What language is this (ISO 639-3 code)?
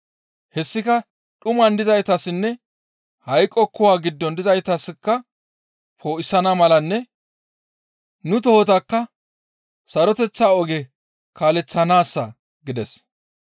gmv